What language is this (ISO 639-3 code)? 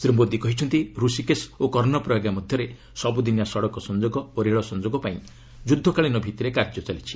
ori